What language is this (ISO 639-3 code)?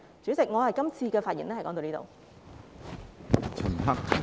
yue